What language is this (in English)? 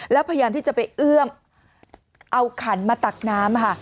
Thai